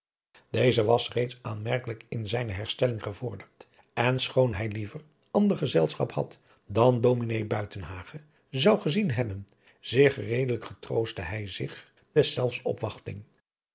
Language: Dutch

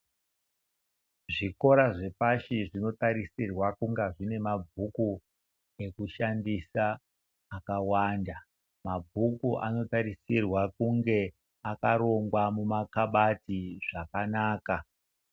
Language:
Ndau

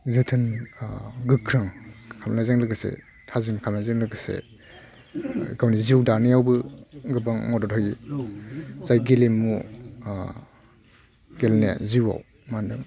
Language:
Bodo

